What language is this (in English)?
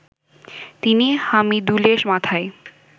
Bangla